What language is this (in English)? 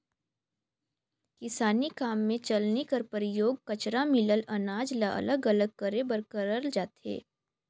Chhattisgarhi